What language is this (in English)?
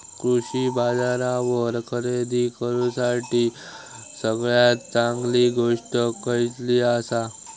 Marathi